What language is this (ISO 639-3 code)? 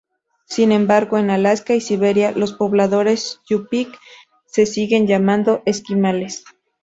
spa